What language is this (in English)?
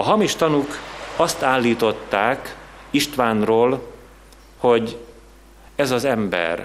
Hungarian